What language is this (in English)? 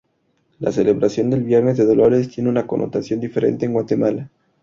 Spanish